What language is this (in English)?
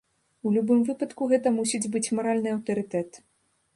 Belarusian